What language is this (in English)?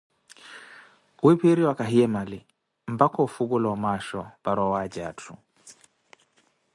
Koti